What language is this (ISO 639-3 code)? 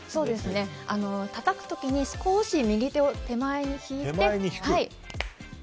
jpn